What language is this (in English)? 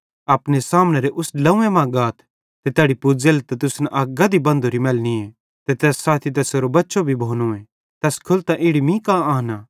Bhadrawahi